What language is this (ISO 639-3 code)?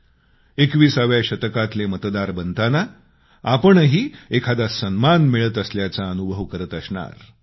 mar